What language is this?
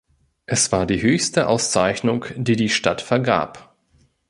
German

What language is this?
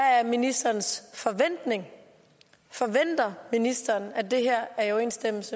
Danish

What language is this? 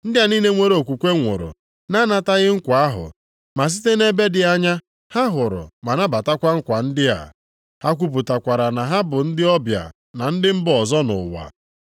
Igbo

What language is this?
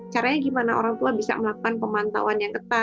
Indonesian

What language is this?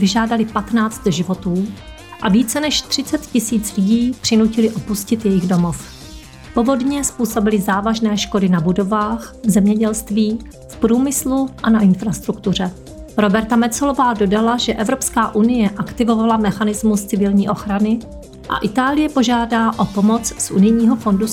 Czech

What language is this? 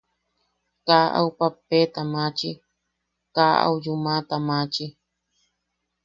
Yaqui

